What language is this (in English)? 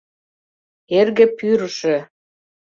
Mari